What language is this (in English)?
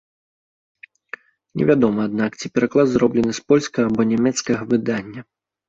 Belarusian